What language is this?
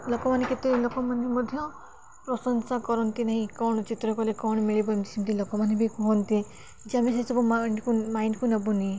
Odia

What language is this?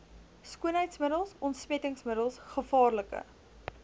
Afrikaans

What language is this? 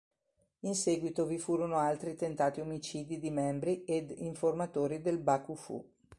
Italian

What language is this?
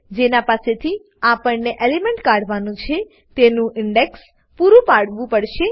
Gujarati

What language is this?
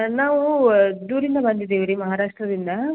Kannada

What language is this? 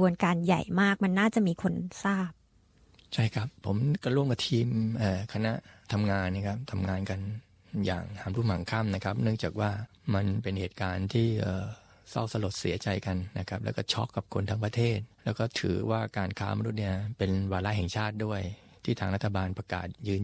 Thai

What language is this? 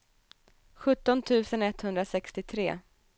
Swedish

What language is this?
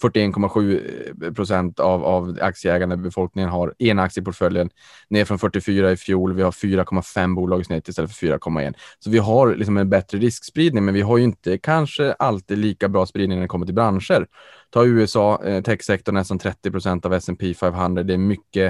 Swedish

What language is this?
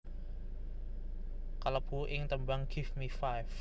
Javanese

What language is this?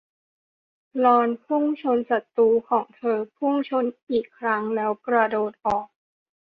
Thai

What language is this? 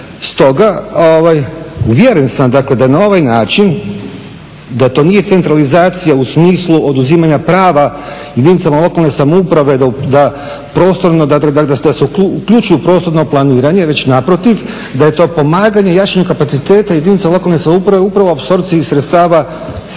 Croatian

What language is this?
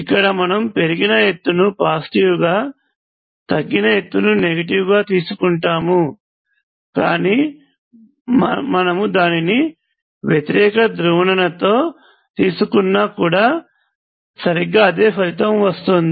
Telugu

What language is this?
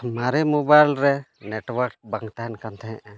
Santali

